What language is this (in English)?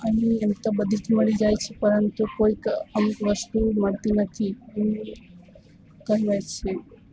Gujarati